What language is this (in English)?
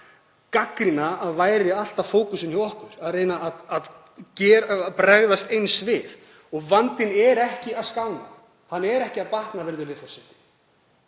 Icelandic